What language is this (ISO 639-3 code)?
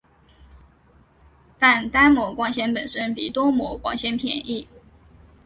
zho